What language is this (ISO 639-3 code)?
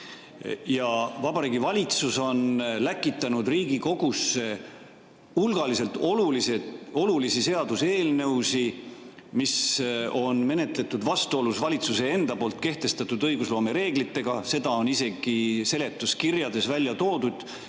est